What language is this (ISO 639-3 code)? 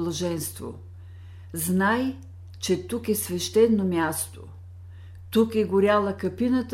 bul